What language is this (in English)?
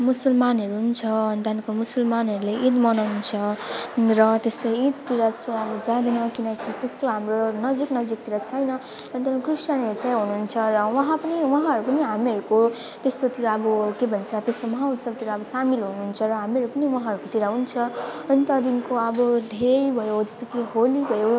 Nepali